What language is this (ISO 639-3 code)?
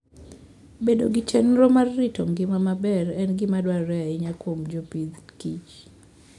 luo